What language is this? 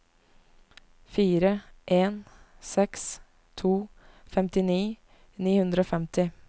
Norwegian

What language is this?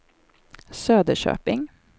Swedish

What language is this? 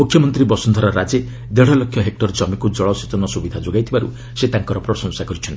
Odia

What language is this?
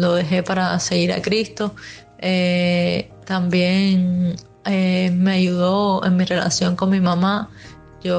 Spanish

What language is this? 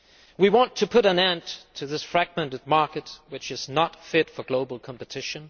English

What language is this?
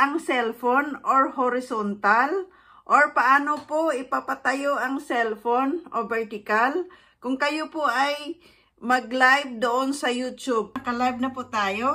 Filipino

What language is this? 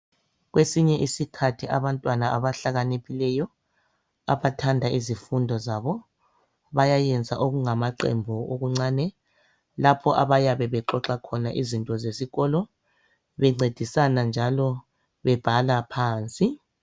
North Ndebele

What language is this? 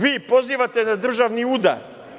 Serbian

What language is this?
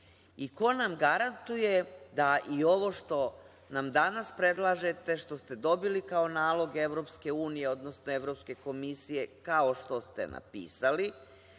Serbian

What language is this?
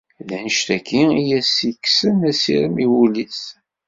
Kabyle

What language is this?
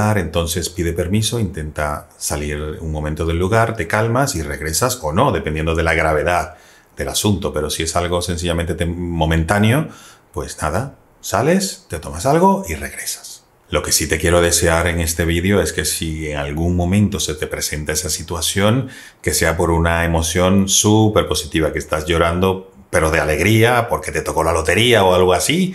Spanish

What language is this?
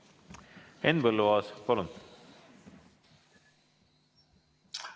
Estonian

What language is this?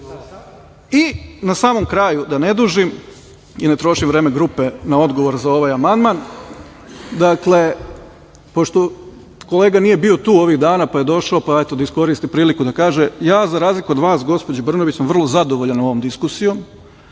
Serbian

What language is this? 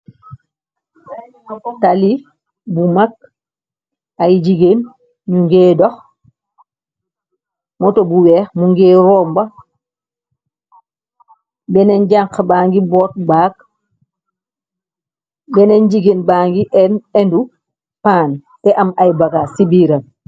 Wolof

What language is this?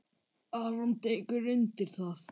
Icelandic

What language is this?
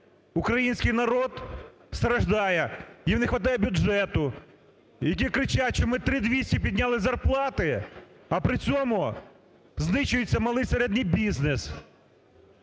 Ukrainian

